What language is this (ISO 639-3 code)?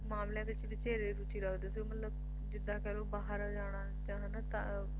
pan